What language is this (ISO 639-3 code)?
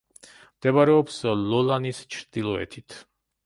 kat